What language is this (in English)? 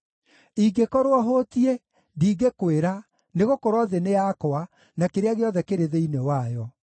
Kikuyu